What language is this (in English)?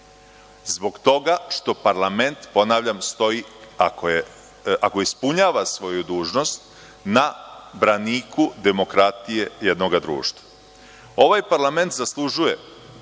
Serbian